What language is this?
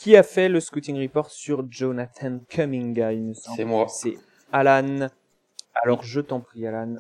French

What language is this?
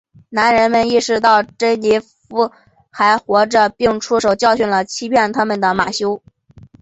Chinese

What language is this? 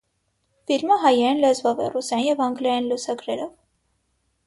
Armenian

